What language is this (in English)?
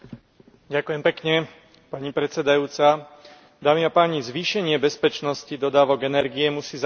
Slovak